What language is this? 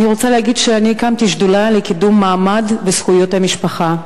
Hebrew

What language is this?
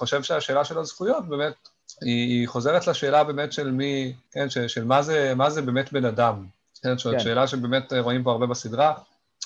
Hebrew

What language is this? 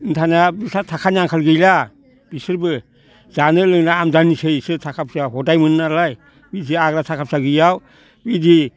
Bodo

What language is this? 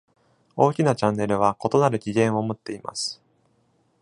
Japanese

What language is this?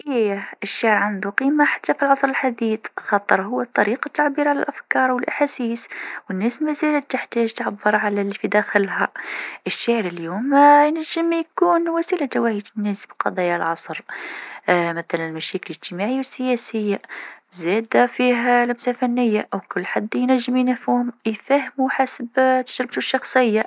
Tunisian Arabic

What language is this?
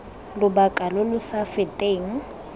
Tswana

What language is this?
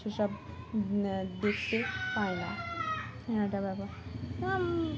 Bangla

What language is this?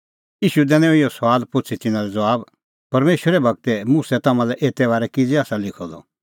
Kullu Pahari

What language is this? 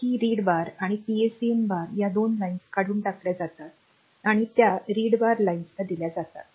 Marathi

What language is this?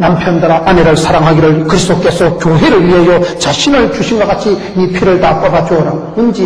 Korean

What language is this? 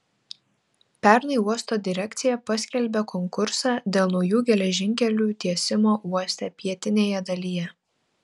Lithuanian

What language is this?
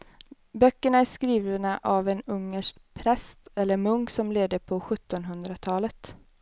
Swedish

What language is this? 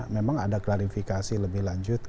Indonesian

